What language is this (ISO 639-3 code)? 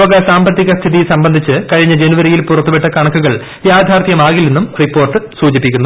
mal